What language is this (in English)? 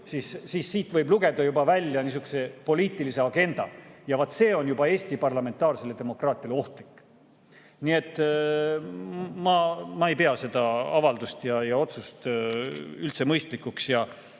Estonian